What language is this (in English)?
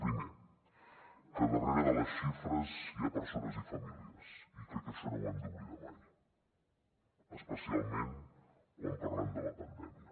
Catalan